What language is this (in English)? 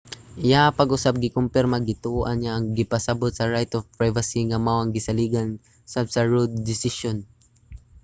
Cebuano